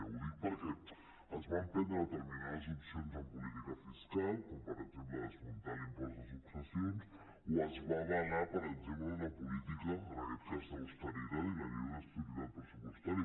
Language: Catalan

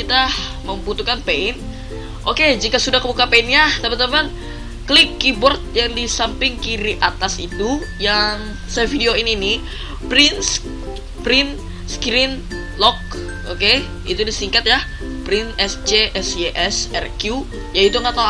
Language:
Indonesian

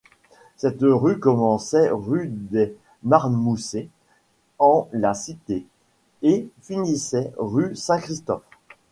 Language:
French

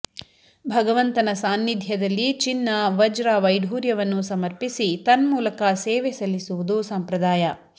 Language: Kannada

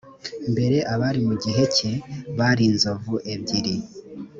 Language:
Kinyarwanda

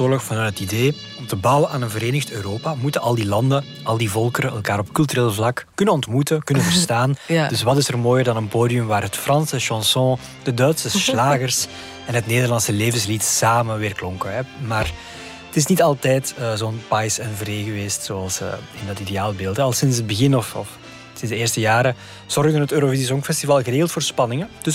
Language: Dutch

